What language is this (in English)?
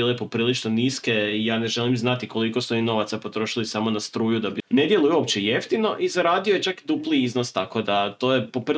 Croatian